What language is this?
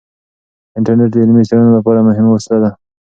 Pashto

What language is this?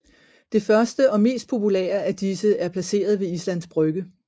Danish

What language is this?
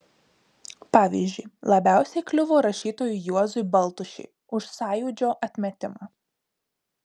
Lithuanian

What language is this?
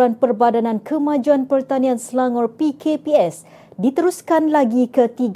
Malay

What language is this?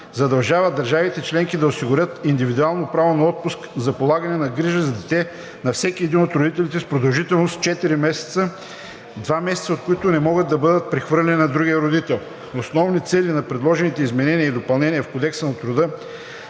Bulgarian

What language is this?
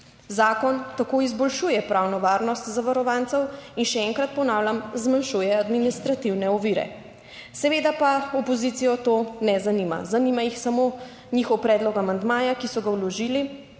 Slovenian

